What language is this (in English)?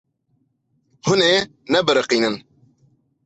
Kurdish